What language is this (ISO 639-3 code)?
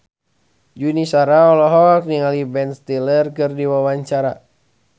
sun